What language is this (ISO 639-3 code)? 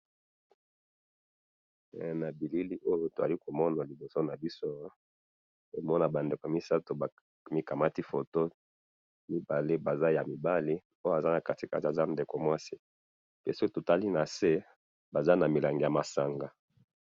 lin